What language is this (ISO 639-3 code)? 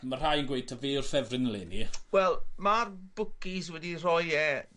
cym